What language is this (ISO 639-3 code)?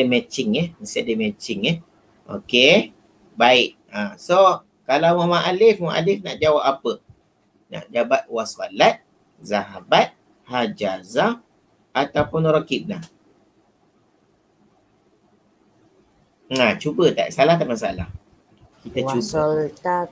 msa